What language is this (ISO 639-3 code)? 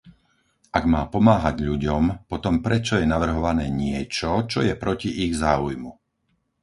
slk